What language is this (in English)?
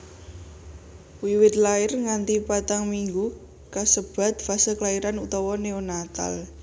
Javanese